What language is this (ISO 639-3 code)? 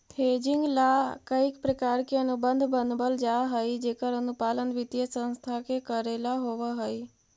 mag